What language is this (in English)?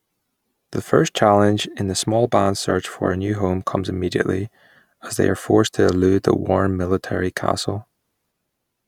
English